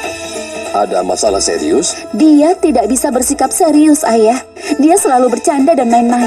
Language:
Indonesian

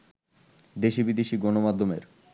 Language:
Bangla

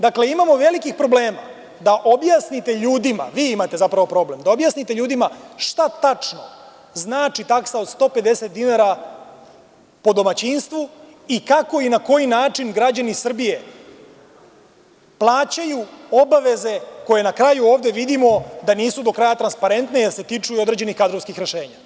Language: Serbian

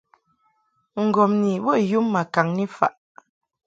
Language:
Mungaka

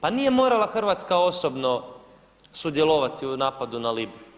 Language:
Croatian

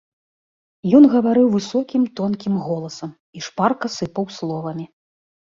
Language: Belarusian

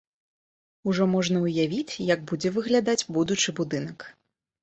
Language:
Belarusian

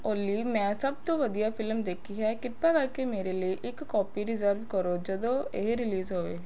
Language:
Punjabi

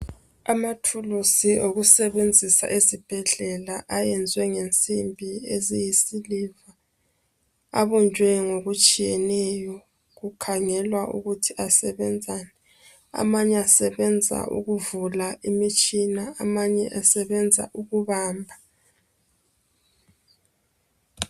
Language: North Ndebele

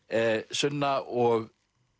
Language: Icelandic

